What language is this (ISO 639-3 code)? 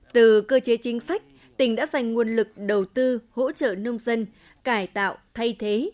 vie